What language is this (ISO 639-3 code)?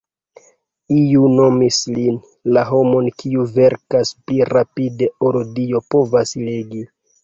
epo